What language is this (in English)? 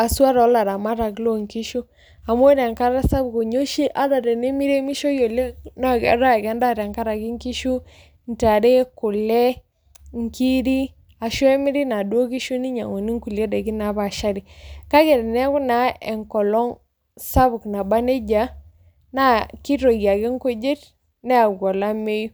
Masai